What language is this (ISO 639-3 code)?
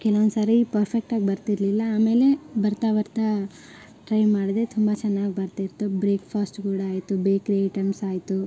kan